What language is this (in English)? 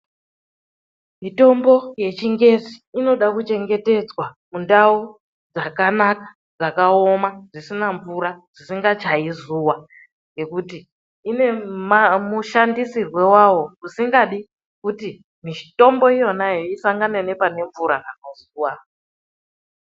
Ndau